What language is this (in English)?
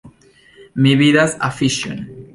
Esperanto